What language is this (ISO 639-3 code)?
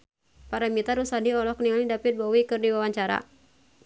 sun